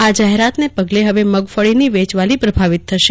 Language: Gujarati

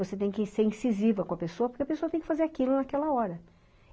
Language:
Portuguese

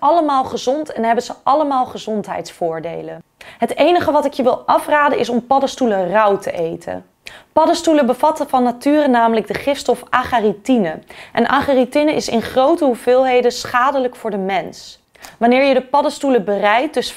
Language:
Dutch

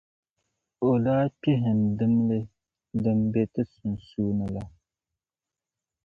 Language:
Dagbani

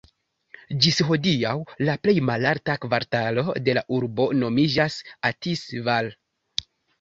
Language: Esperanto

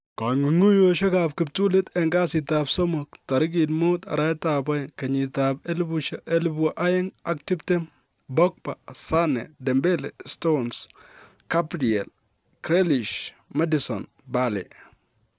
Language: Kalenjin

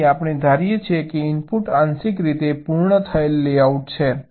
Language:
Gujarati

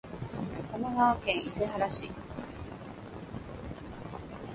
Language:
Japanese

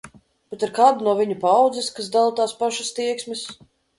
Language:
Latvian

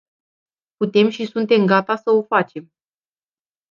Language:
Romanian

